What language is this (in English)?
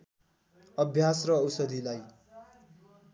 Nepali